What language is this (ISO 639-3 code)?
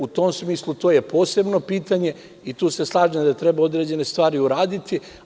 srp